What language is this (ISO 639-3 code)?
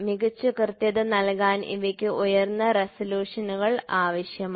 mal